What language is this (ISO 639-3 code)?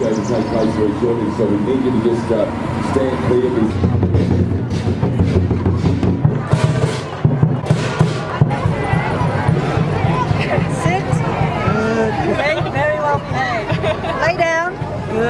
ita